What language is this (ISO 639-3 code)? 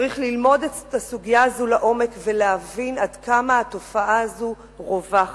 heb